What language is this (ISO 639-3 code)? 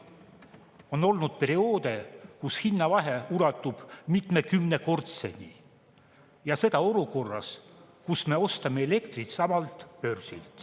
est